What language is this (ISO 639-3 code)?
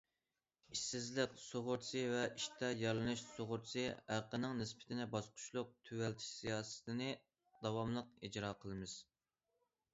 uig